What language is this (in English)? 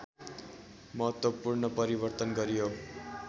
Nepali